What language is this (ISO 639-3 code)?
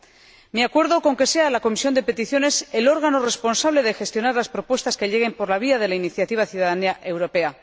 spa